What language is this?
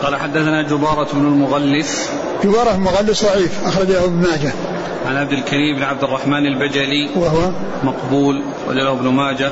Arabic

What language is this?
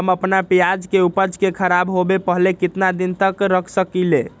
Magahi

